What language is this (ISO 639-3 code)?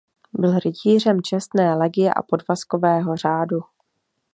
ces